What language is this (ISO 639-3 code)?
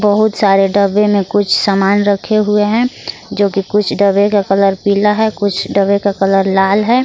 hin